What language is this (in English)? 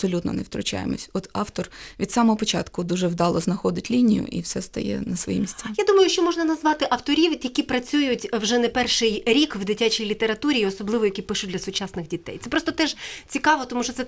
Ukrainian